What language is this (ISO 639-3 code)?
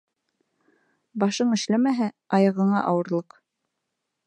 bak